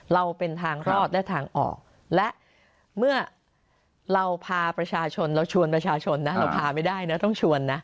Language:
Thai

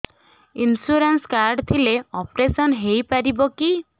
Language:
Odia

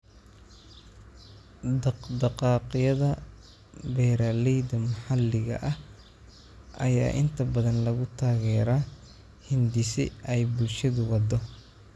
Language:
Somali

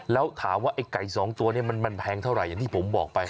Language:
Thai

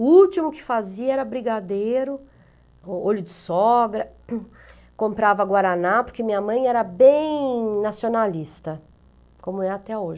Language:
Portuguese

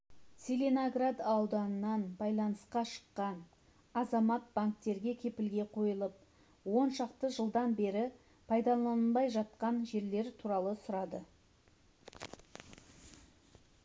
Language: Kazakh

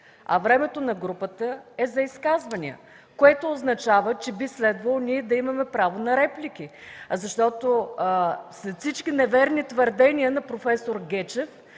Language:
Bulgarian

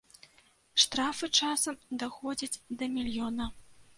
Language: Belarusian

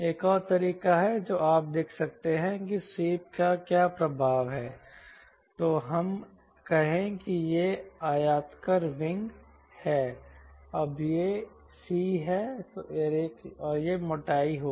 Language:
Hindi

